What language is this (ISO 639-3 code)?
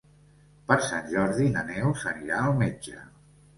cat